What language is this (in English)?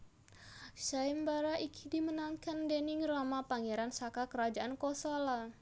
Javanese